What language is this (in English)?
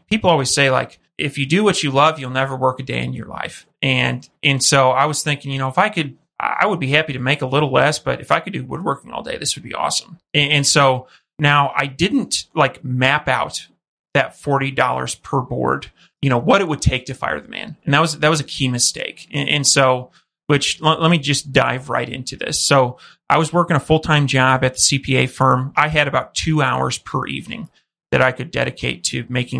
English